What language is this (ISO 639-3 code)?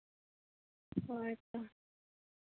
sat